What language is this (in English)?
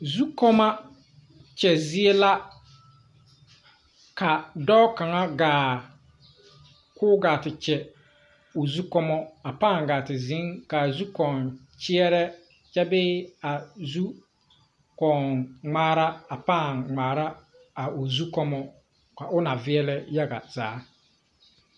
Southern Dagaare